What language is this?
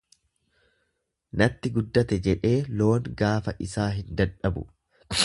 Oromo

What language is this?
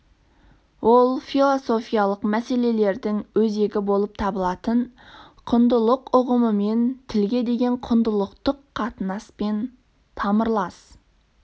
Kazakh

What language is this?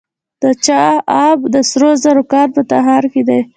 Pashto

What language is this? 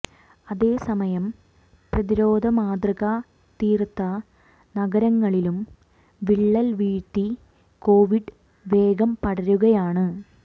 Malayalam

